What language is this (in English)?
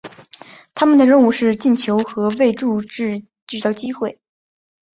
Chinese